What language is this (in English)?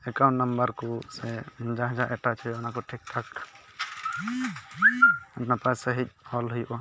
Santali